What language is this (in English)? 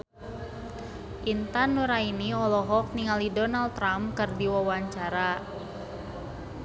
Sundanese